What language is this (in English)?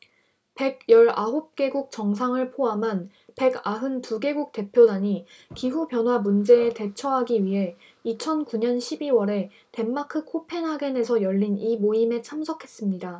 Korean